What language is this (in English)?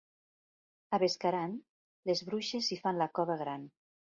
Catalan